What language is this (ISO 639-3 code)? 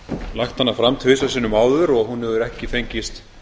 isl